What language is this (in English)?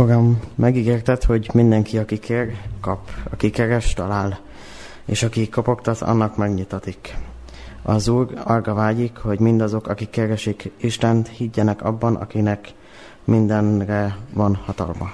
Hungarian